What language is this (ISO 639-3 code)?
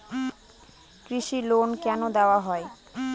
ben